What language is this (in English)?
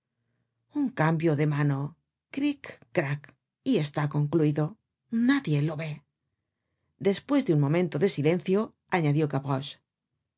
Spanish